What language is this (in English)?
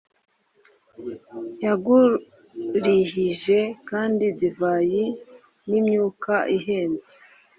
Kinyarwanda